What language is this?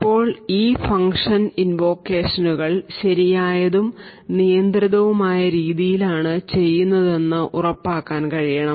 Malayalam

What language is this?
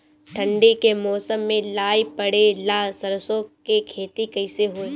Bhojpuri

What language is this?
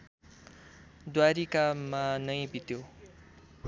Nepali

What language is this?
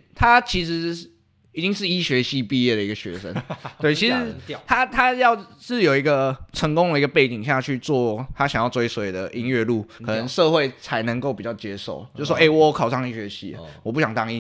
Chinese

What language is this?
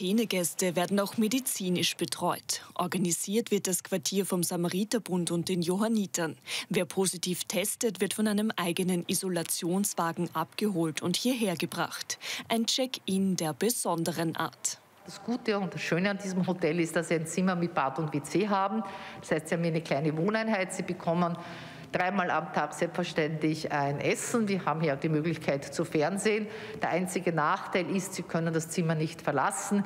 German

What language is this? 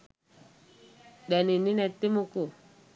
Sinhala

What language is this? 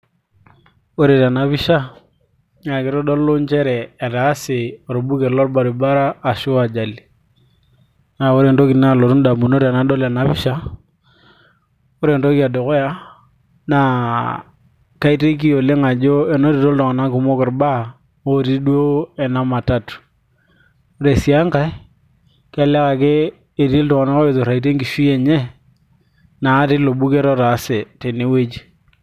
Masai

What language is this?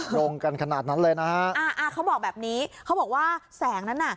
Thai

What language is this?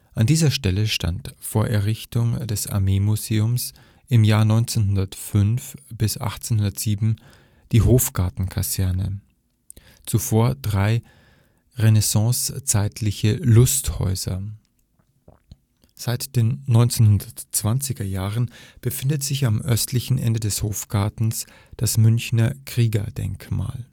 German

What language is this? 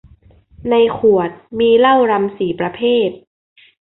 Thai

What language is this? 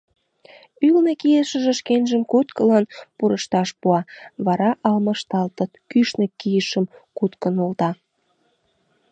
Mari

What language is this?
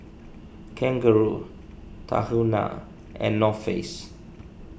English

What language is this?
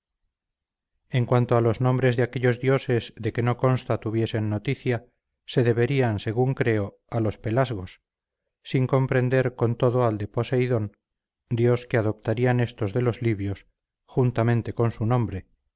Spanish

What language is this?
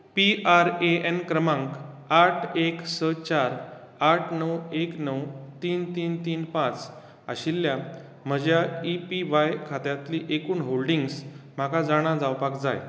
Konkani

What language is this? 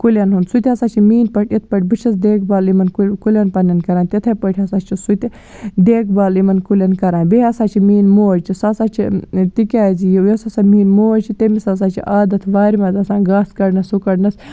Kashmiri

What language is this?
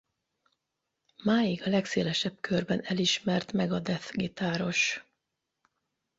Hungarian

